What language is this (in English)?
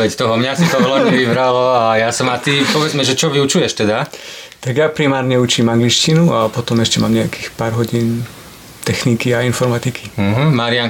Slovak